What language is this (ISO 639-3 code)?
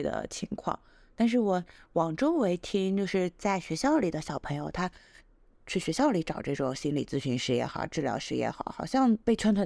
zho